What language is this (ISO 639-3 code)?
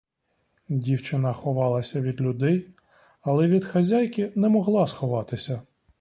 ukr